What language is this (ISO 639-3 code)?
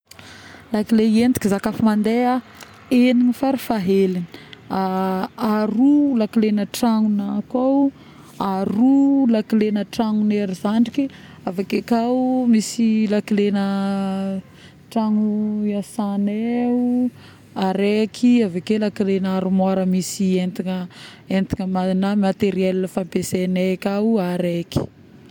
bmm